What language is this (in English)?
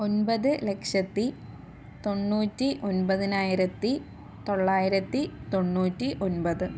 Malayalam